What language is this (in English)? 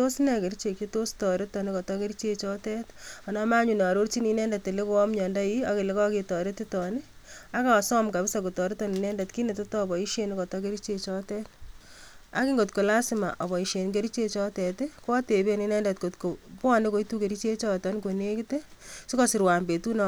Kalenjin